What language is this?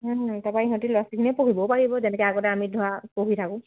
Assamese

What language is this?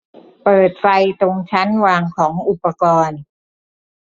Thai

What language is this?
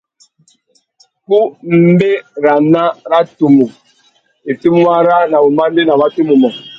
Tuki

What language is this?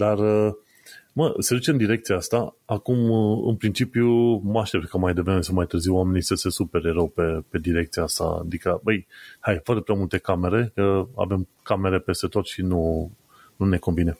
Romanian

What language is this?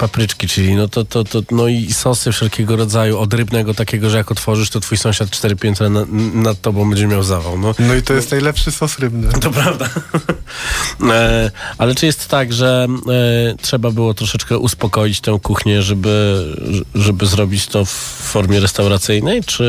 Polish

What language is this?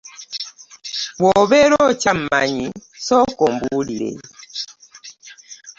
Ganda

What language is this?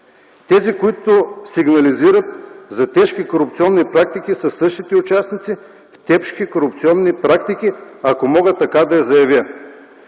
Bulgarian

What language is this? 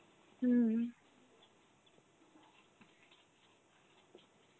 Bangla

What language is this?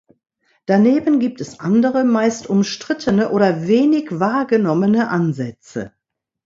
German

